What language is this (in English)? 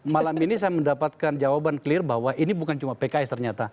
Indonesian